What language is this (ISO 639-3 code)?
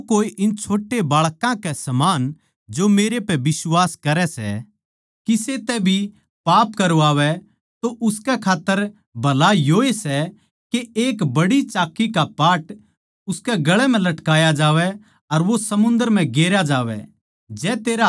bgc